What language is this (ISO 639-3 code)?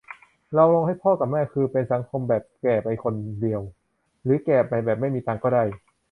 tha